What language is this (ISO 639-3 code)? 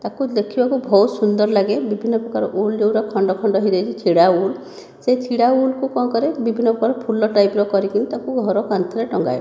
ori